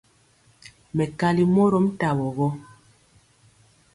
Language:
Mpiemo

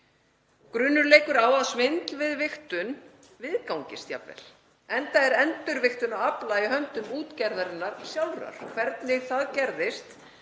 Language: Icelandic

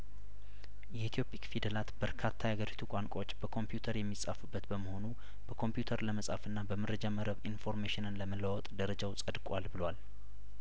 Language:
Amharic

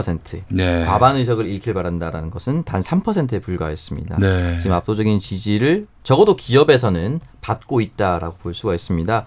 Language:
Korean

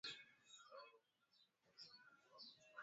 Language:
Swahili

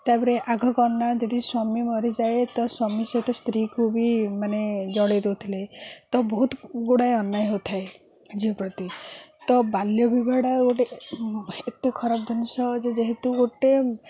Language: Odia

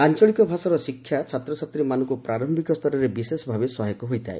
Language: Odia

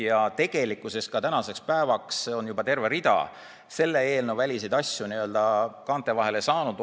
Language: Estonian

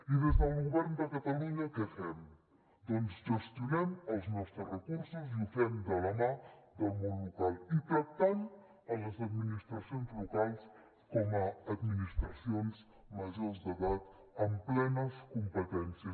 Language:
Catalan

